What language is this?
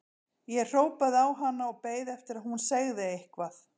Icelandic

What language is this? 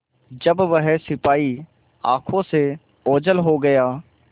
Hindi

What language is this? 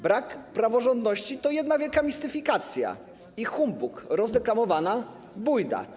Polish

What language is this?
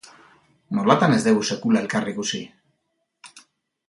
Basque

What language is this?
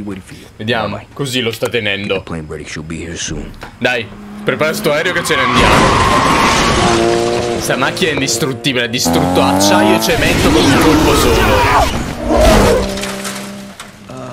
Italian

